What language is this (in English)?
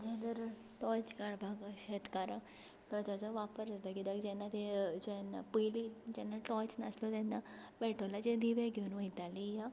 Konkani